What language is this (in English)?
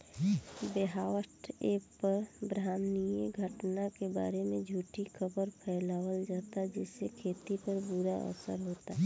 Bhojpuri